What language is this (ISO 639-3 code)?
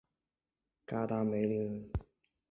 zho